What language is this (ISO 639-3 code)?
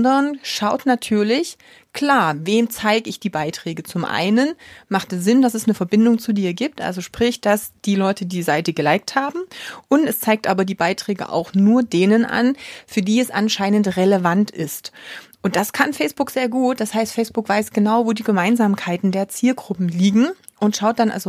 deu